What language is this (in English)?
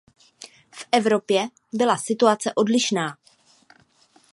Czech